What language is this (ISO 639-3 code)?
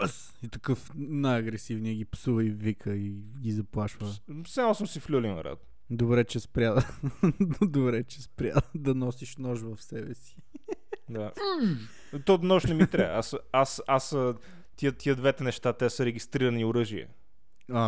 bul